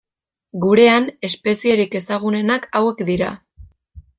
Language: Basque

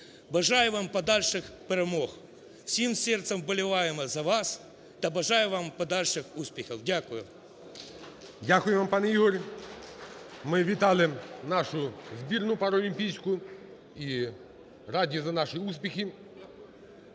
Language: Ukrainian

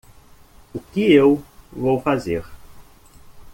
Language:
Portuguese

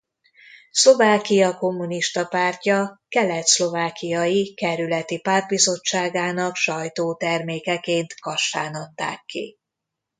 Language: Hungarian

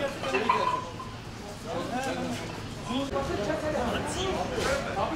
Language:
Turkish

